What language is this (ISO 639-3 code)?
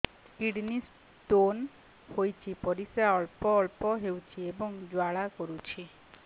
ori